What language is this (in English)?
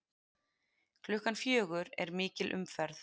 Icelandic